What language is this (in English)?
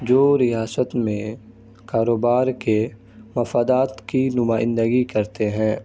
Urdu